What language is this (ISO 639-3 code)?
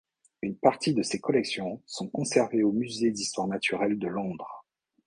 fra